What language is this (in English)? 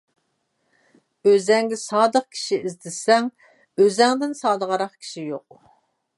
Uyghur